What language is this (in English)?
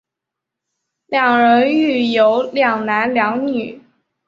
Chinese